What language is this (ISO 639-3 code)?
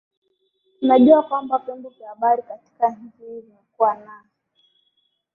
swa